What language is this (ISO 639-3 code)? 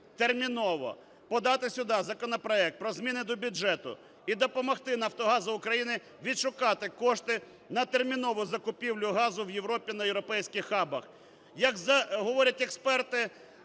ukr